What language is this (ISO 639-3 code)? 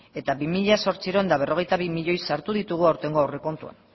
eus